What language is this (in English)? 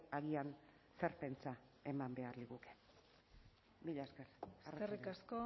Basque